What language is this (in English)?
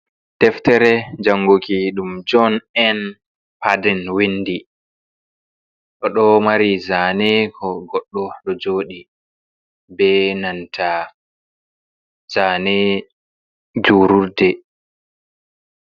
Fula